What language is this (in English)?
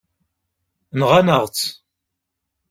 Kabyle